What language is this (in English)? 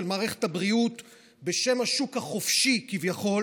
Hebrew